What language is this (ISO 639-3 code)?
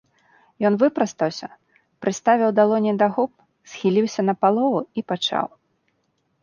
bel